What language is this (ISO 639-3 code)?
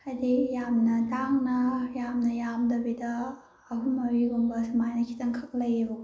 mni